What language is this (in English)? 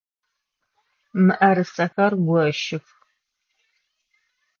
Adyghe